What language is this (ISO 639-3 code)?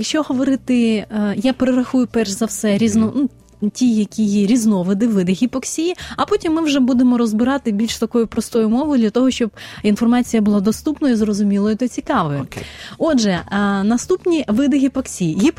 ukr